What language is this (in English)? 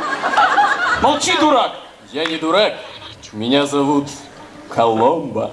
Russian